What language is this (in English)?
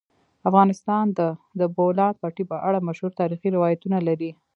Pashto